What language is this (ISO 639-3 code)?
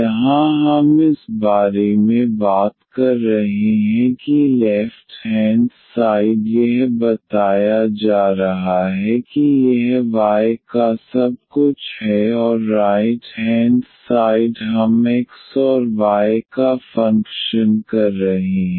hin